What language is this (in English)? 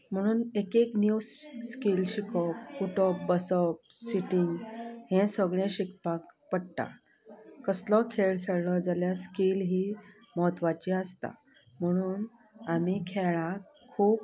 Konkani